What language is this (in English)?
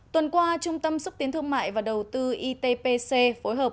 Vietnamese